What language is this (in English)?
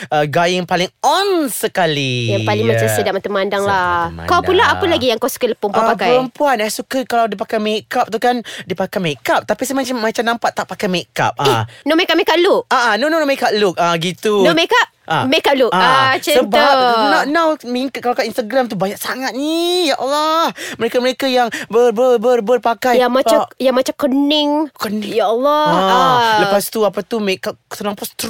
Malay